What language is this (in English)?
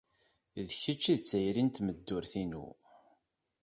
Kabyle